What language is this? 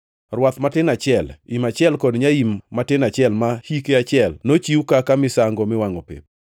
Luo (Kenya and Tanzania)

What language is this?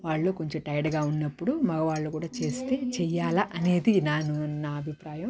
Telugu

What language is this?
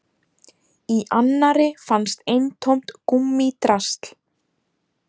Icelandic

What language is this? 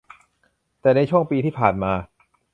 Thai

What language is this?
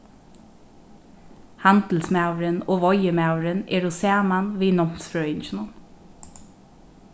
Faroese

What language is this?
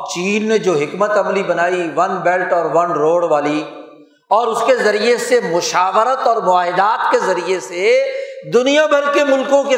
Urdu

